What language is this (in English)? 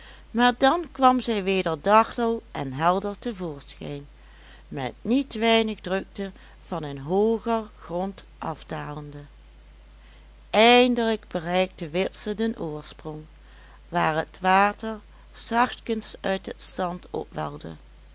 Dutch